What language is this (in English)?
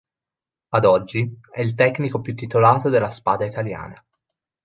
Italian